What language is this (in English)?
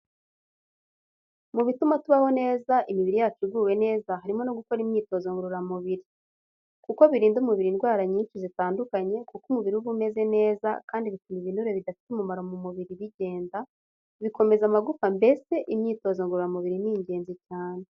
Kinyarwanda